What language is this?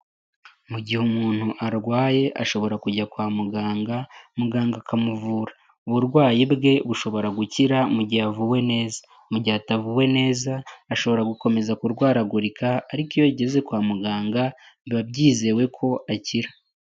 Kinyarwanda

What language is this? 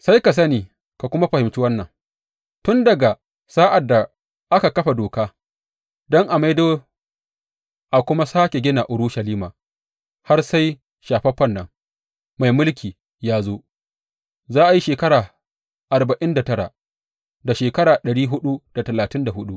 Hausa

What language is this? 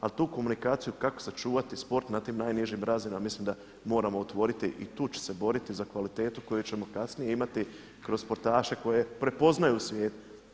Croatian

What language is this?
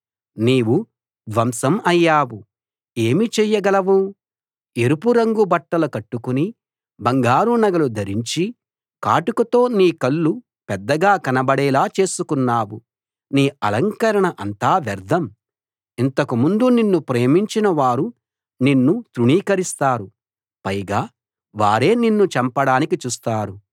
Telugu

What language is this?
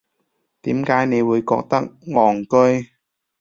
Cantonese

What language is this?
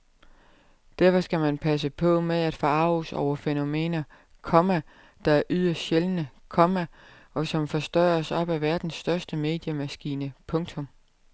Danish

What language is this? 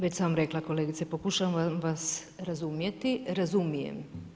Croatian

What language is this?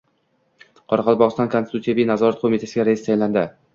Uzbek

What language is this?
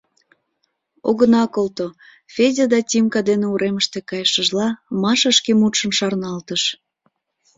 Mari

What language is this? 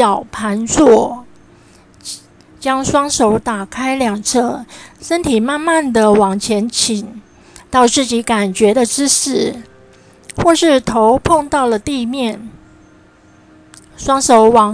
Chinese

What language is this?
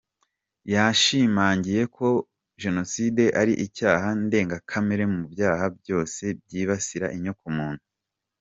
Kinyarwanda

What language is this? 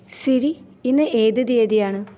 Malayalam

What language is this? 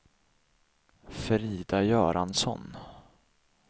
Swedish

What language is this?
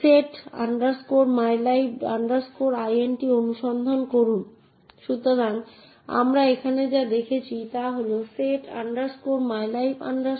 Bangla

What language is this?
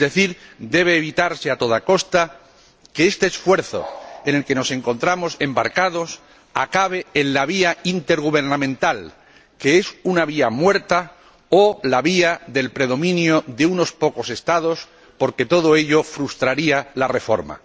Spanish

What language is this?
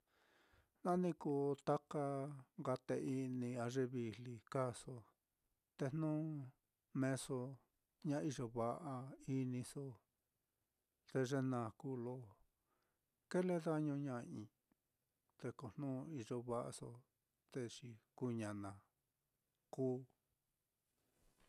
Mitlatongo Mixtec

